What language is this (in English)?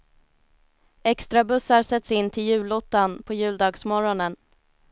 Swedish